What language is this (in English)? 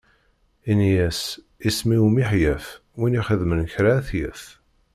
Kabyle